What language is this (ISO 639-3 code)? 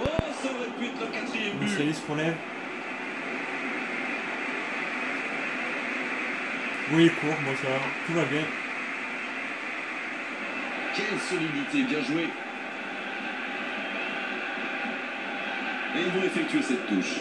fra